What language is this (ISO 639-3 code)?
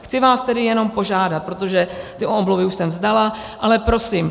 ces